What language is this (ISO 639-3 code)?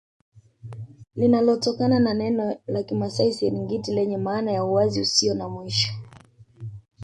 swa